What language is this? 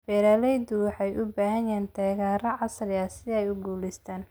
Somali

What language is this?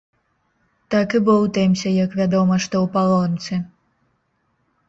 Belarusian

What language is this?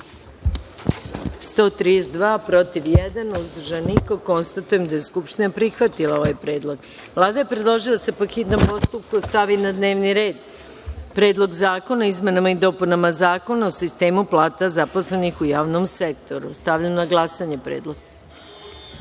Serbian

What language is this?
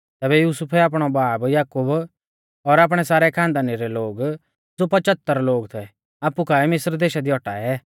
Mahasu Pahari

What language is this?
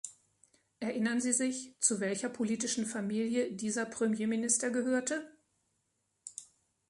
German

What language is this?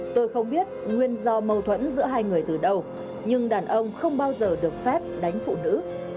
Vietnamese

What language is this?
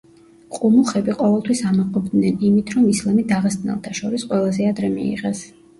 Georgian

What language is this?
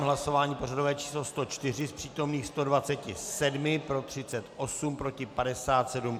Czech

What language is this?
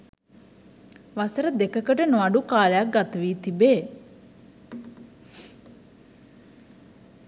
Sinhala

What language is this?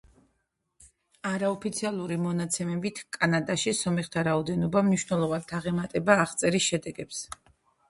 Georgian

